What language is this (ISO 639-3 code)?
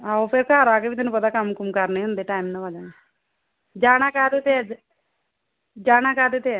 pan